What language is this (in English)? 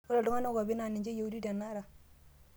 Masai